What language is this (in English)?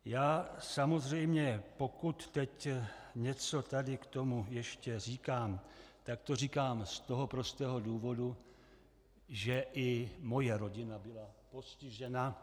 Czech